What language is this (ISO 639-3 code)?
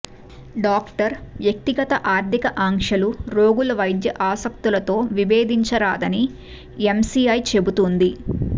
tel